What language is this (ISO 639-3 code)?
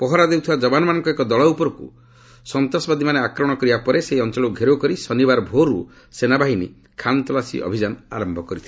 ori